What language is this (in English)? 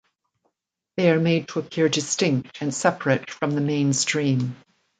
English